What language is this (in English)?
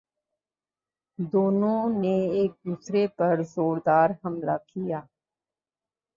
Urdu